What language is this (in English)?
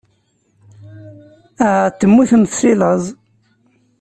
Kabyle